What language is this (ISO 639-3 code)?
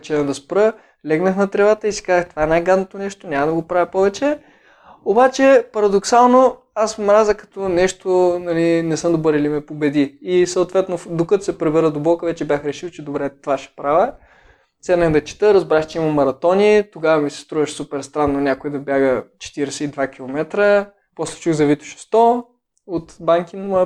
bul